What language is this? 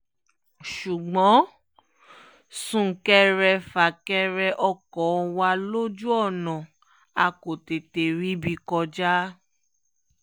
Yoruba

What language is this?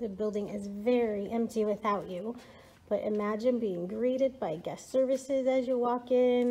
English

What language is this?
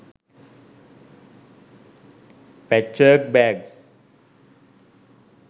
Sinhala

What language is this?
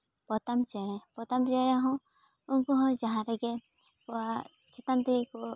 Santali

